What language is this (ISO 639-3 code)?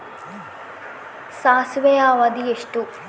kan